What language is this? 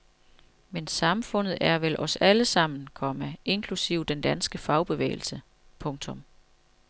Danish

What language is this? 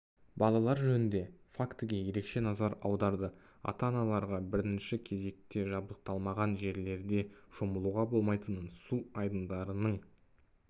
Kazakh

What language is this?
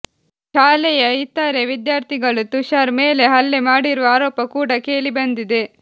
Kannada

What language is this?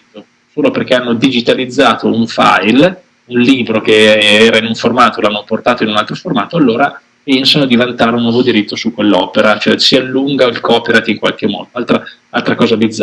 Italian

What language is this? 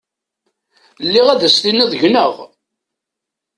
Kabyle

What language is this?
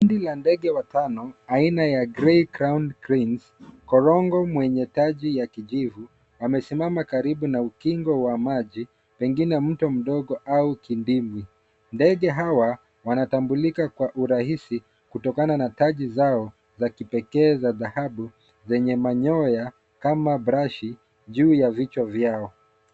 Swahili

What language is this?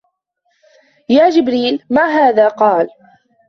Arabic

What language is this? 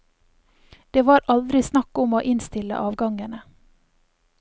Norwegian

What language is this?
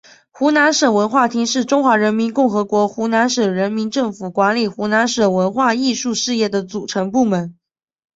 Chinese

